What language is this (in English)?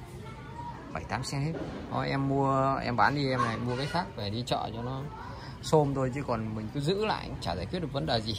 Vietnamese